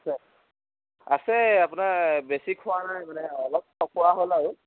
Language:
Assamese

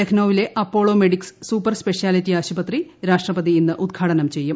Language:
Malayalam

